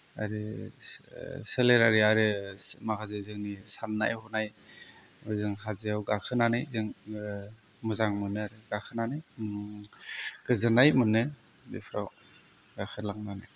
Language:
Bodo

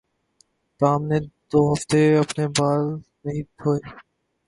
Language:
Urdu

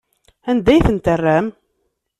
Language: Kabyle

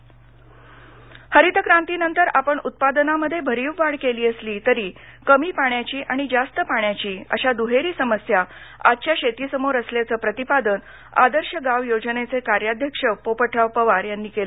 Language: Marathi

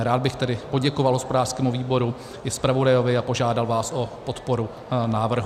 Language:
Czech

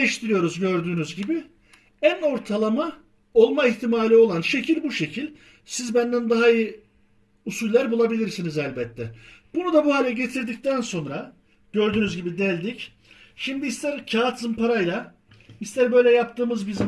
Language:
Turkish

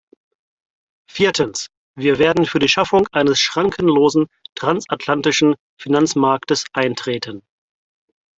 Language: German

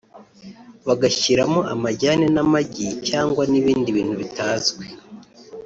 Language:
Kinyarwanda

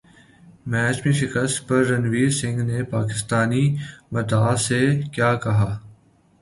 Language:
Urdu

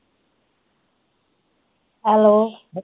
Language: Punjabi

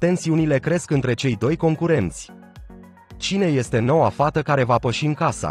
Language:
Romanian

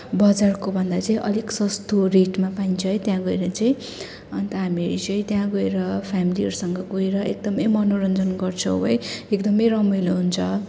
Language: Nepali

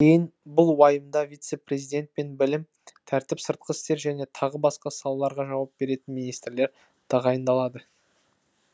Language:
Kazakh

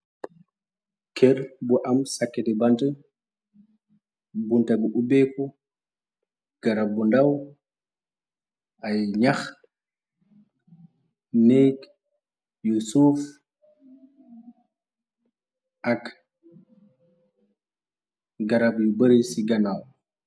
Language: Wolof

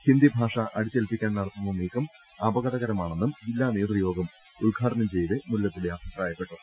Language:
Malayalam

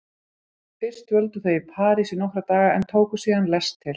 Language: Icelandic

